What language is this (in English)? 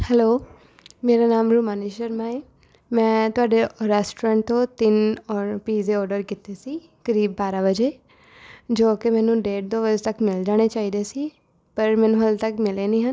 Punjabi